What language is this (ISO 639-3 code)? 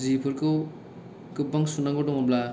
brx